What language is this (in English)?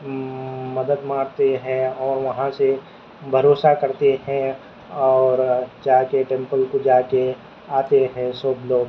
Urdu